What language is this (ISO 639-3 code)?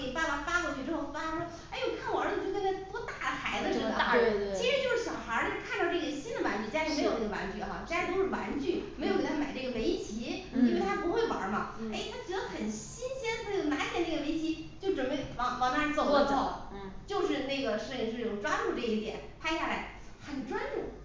zho